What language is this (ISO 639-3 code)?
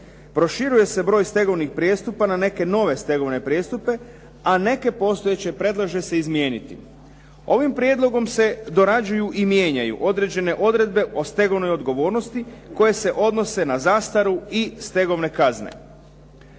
hrv